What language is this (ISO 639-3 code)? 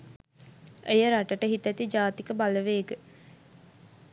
sin